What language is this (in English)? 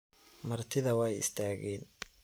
Somali